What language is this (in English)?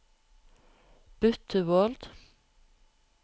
Norwegian